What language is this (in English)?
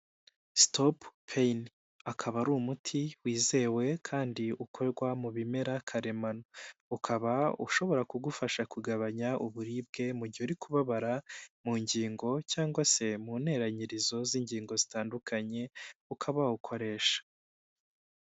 Kinyarwanda